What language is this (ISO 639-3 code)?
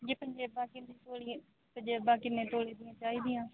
pan